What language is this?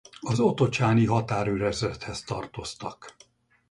Hungarian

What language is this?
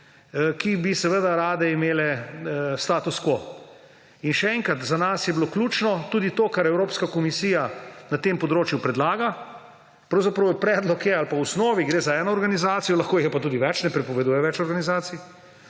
Slovenian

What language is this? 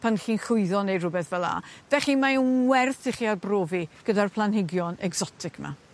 Welsh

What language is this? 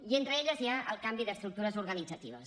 Catalan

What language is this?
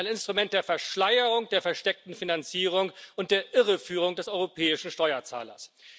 German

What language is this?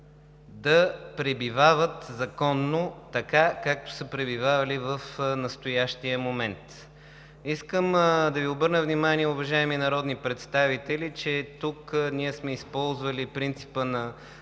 Bulgarian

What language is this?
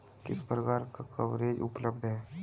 Hindi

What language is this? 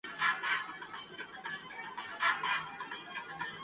Urdu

